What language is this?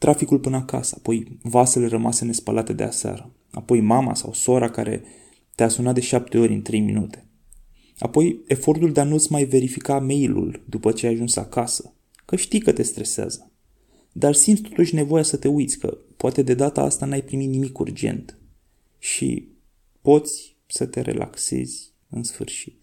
Romanian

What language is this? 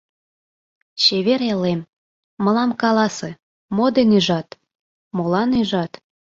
Mari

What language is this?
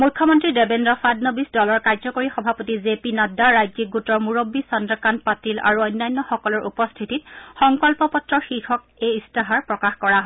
Assamese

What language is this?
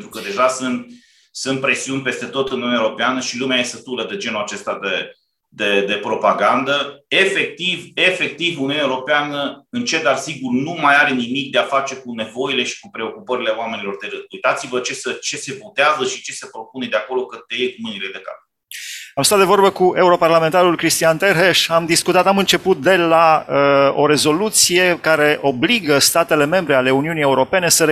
Romanian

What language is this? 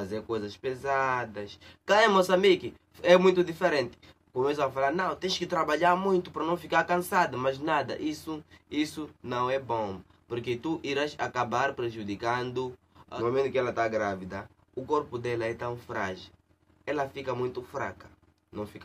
Portuguese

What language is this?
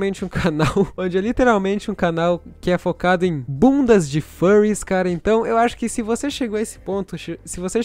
Portuguese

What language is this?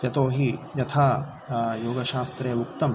Sanskrit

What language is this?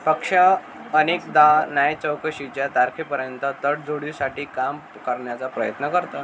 Marathi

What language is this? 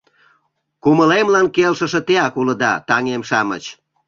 Mari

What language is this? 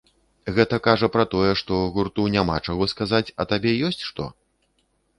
Belarusian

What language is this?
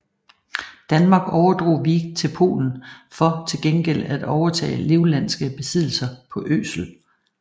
Danish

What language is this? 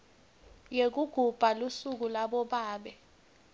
Swati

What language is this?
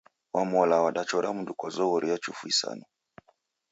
Taita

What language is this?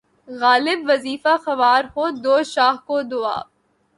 Urdu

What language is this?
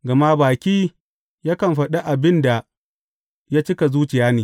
Hausa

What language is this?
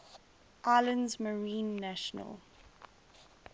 English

